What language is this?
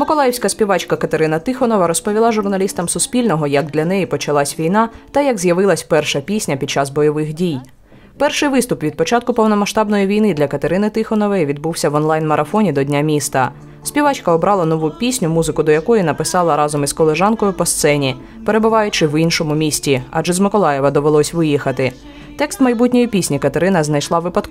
Ukrainian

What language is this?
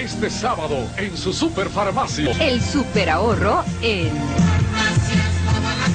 Spanish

